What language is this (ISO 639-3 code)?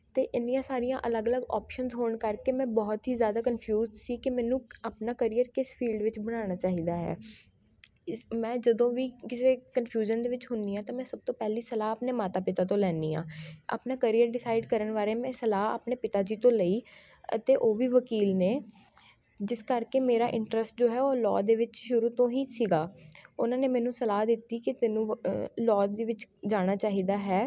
pan